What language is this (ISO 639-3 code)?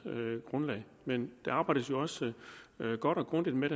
dan